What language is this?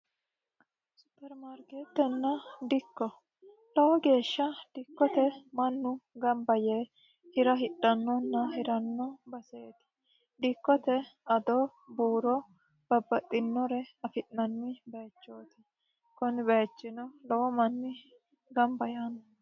Sidamo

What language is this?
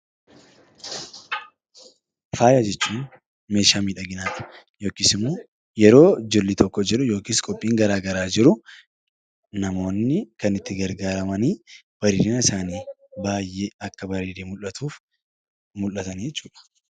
Oromo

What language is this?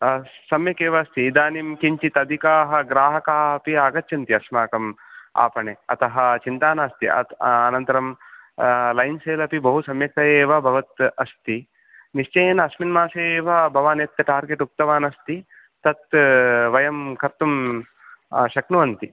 Sanskrit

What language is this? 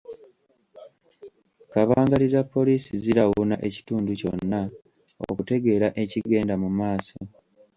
Ganda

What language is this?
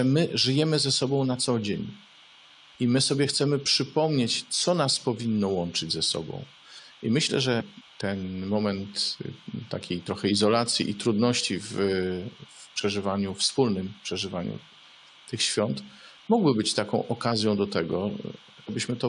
Polish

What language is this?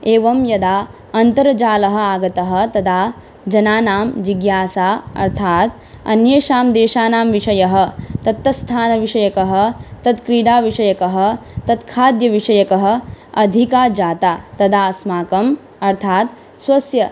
Sanskrit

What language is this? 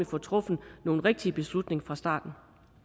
Danish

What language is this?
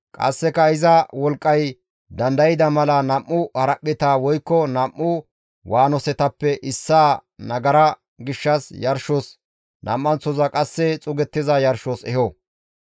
Gamo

